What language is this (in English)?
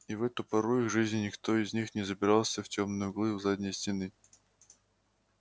Russian